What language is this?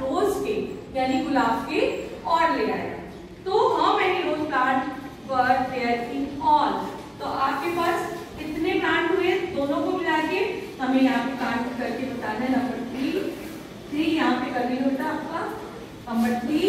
Hindi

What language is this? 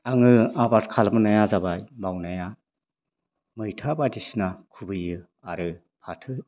Bodo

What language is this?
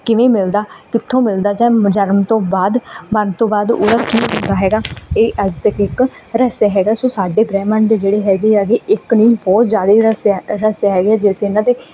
Punjabi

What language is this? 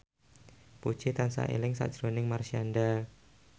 Javanese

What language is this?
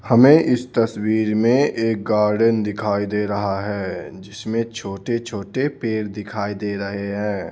Hindi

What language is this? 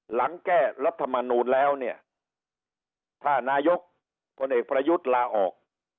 Thai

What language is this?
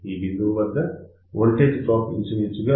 Telugu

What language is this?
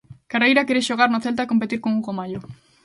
Galician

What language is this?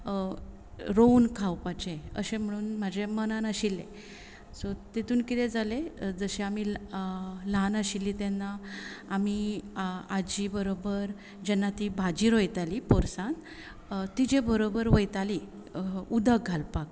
Konkani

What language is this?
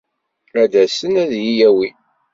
Kabyle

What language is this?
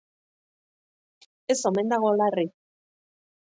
Basque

